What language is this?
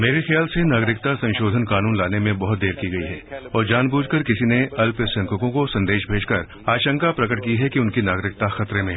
Hindi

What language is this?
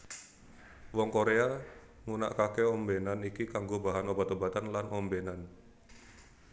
Javanese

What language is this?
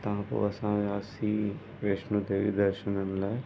Sindhi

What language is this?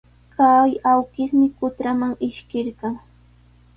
Sihuas Ancash Quechua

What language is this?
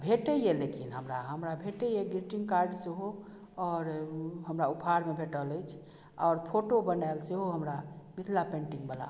Maithili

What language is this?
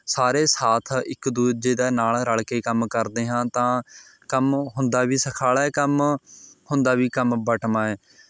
Punjabi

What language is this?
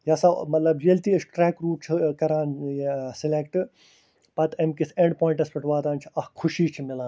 Kashmiri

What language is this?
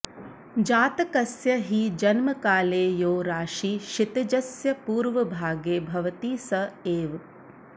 Sanskrit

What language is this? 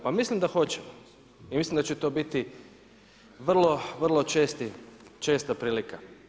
Croatian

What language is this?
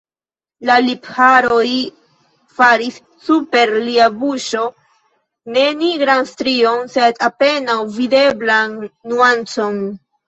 Esperanto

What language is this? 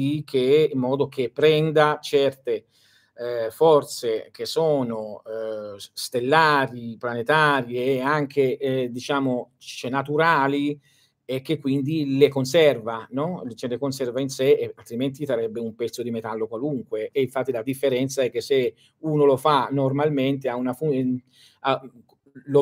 Italian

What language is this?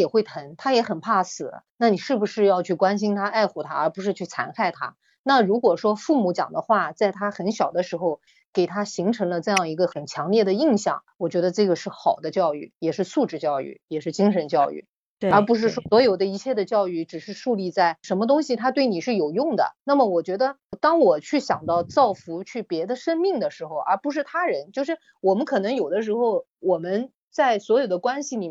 Chinese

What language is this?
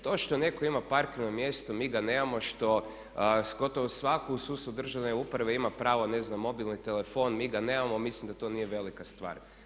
Croatian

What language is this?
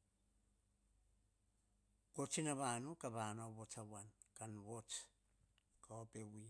Hahon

